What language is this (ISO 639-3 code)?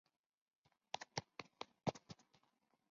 zho